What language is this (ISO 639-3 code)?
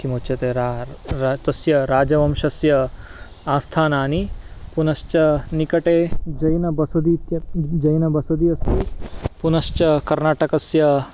san